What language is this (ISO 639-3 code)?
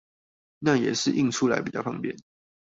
zho